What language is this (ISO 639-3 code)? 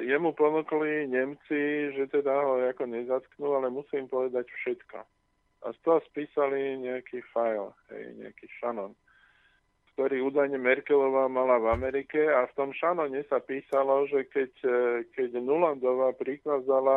slk